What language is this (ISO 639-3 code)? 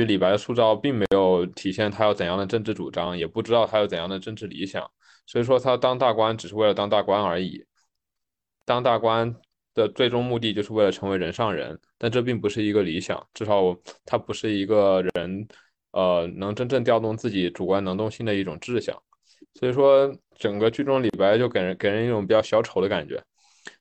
zho